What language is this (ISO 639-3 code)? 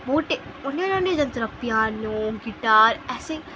ori